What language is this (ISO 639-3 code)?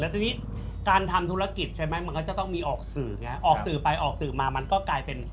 tha